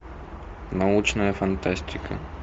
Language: Russian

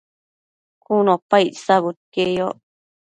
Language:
Matsés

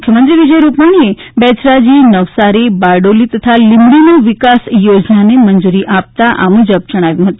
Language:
Gujarati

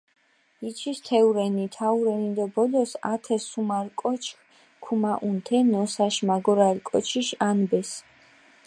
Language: Mingrelian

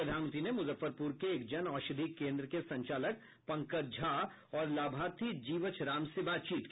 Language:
Hindi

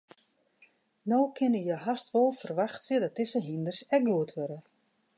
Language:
Western Frisian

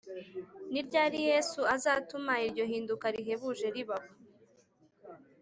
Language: Kinyarwanda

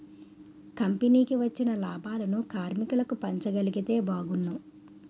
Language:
Telugu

